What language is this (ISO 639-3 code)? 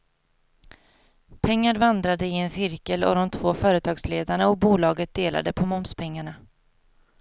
swe